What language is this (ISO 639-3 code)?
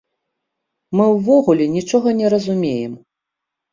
bel